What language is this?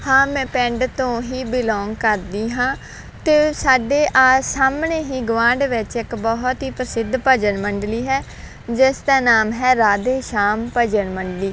Punjabi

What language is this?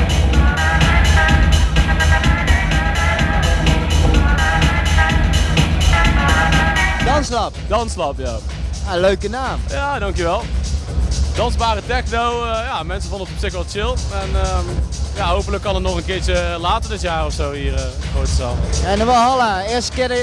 Dutch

